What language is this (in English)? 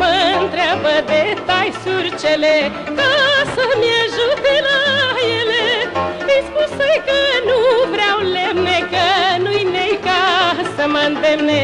Romanian